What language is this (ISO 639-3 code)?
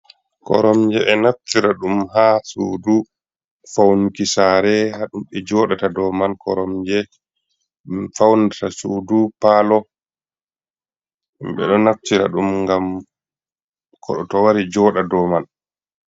ful